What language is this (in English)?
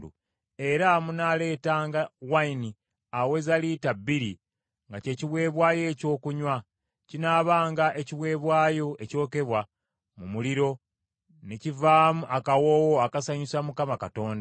Ganda